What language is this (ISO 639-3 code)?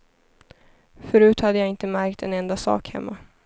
swe